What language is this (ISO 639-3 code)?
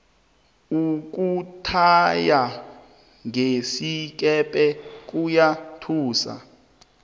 nbl